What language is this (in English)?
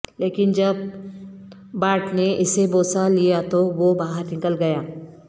Urdu